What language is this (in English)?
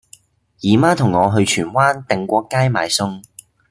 Cantonese